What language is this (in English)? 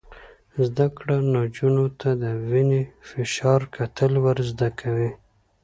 Pashto